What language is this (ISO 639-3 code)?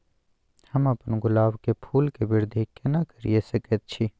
mai